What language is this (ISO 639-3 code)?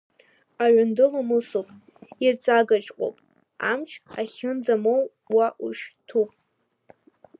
abk